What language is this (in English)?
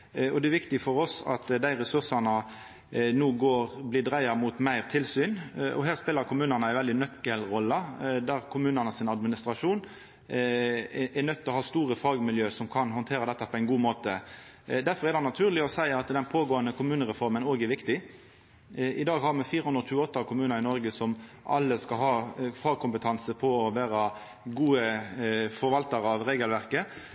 Norwegian Nynorsk